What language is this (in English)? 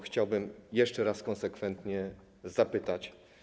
Polish